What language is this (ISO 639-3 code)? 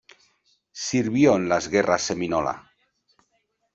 spa